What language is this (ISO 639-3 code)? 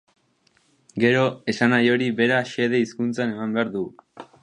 eus